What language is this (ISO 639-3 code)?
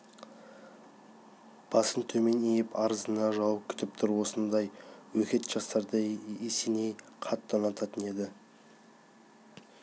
kaz